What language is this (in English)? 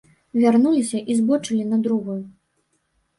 Belarusian